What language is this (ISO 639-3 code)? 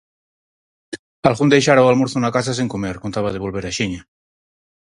glg